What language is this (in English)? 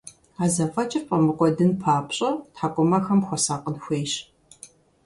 Kabardian